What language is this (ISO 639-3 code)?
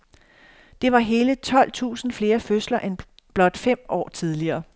dan